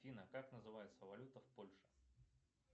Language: Russian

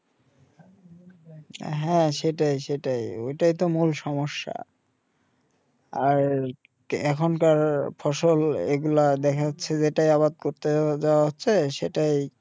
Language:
Bangla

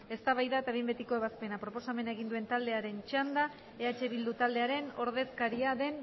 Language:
Basque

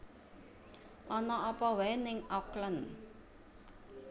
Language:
Javanese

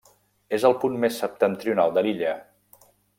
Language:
Catalan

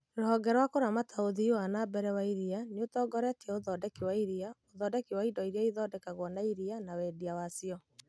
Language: Kikuyu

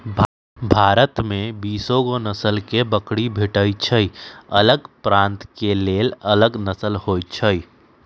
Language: Magahi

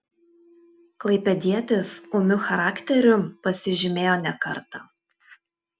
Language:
Lithuanian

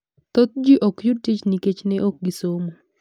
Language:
Luo (Kenya and Tanzania)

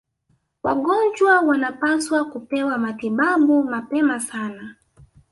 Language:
Swahili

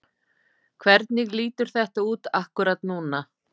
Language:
Icelandic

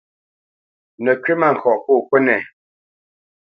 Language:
Bamenyam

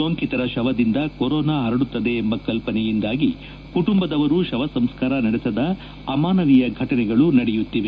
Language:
Kannada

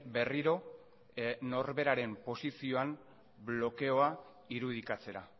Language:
Basque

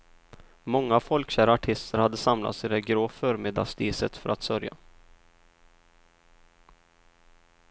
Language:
Swedish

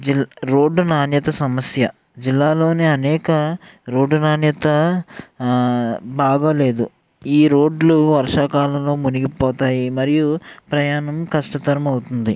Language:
Telugu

